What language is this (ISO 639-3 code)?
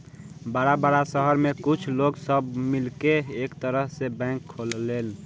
bho